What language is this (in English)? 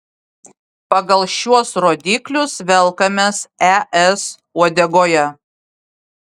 Lithuanian